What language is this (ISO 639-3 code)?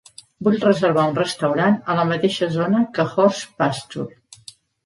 cat